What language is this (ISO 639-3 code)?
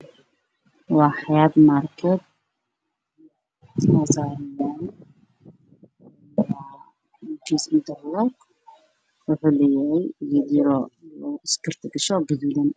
som